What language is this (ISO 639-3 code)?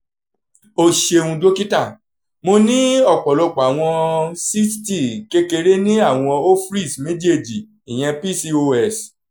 yor